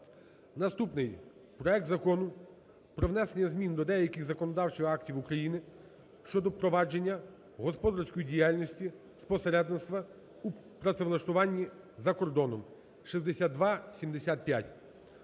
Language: Ukrainian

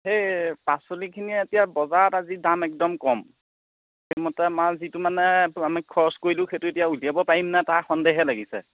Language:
Assamese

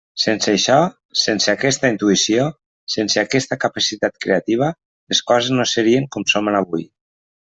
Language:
Catalan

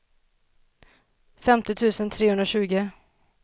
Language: Swedish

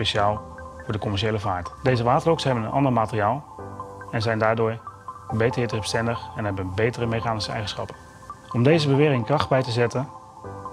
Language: Dutch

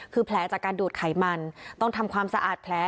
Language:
Thai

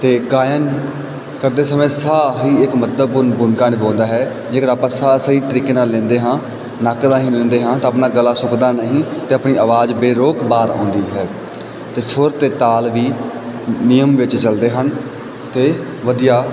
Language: Punjabi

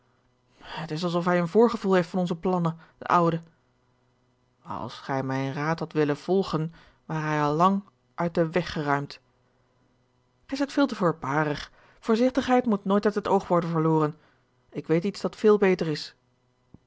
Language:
Dutch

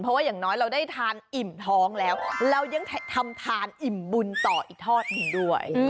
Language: Thai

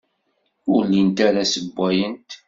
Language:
Kabyle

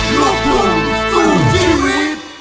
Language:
Thai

